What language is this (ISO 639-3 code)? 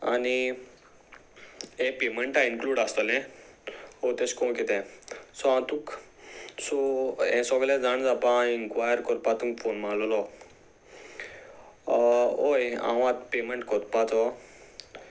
kok